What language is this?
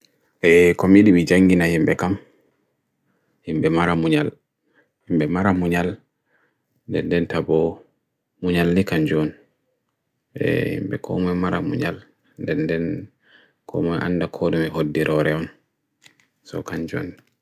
Bagirmi Fulfulde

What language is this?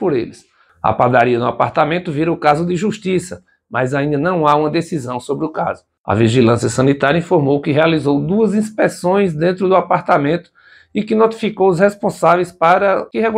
Portuguese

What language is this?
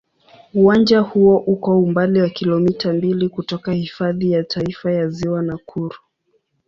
Swahili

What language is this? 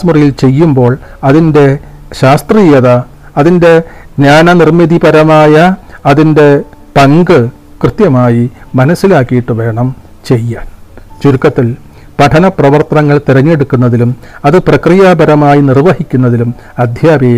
Malayalam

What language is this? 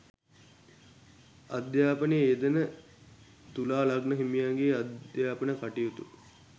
Sinhala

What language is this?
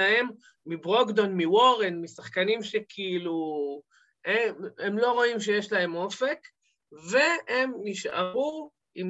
Hebrew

